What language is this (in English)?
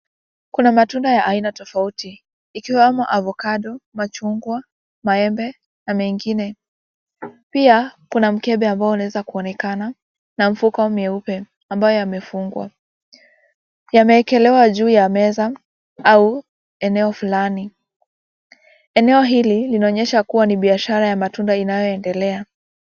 Swahili